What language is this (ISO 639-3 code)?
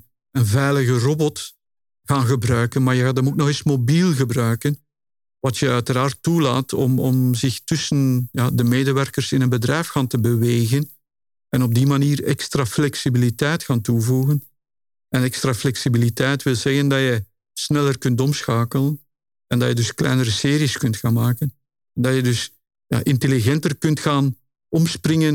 nld